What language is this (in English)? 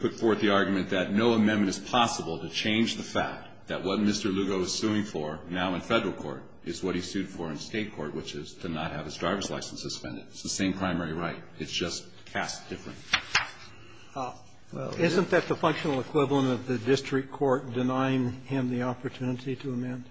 English